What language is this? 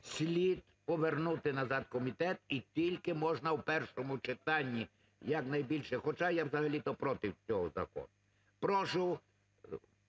Ukrainian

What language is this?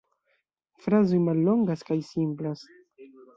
Esperanto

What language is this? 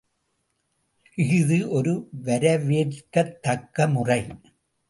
Tamil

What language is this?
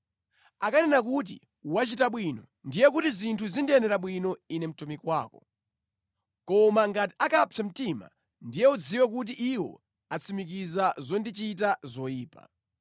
Nyanja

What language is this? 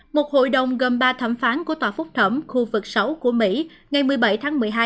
Vietnamese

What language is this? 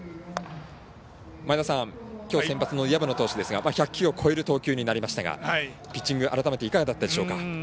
Japanese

